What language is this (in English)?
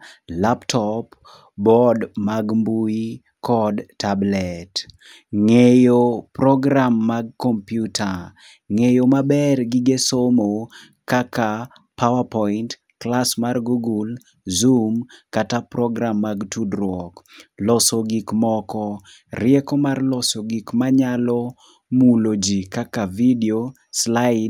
Luo (Kenya and Tanzania)